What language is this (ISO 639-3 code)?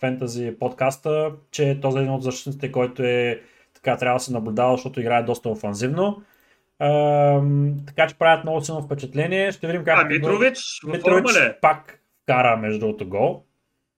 bul